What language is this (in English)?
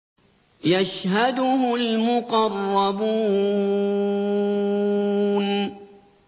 Arabic